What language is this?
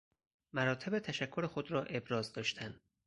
Persian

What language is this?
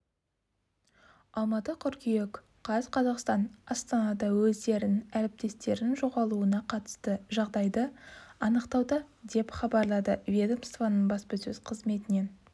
Kazakh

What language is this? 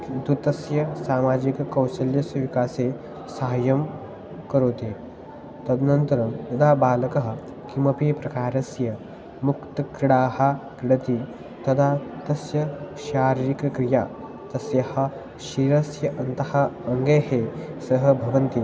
Sanskrit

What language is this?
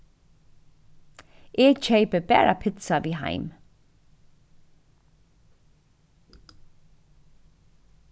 Faroese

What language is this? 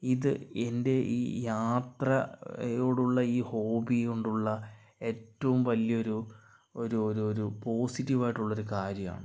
Malayalam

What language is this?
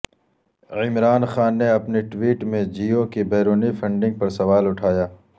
Urdu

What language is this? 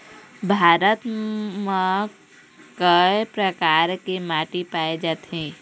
Chhattisgarhi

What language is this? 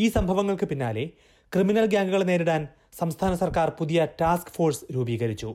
Malayalam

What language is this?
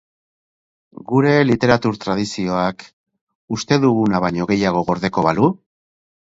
Basque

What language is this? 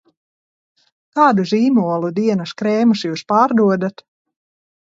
Latvian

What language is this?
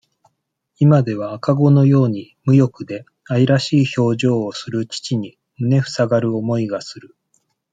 Japanese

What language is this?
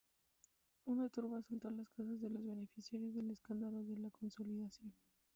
Spanish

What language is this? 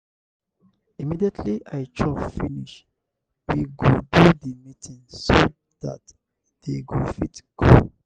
Nigerian Pidgin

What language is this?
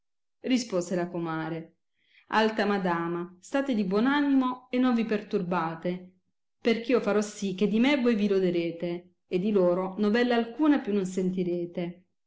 Italian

